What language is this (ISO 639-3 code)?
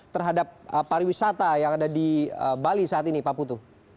ind